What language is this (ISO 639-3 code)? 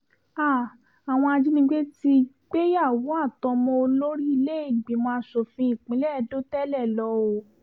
yor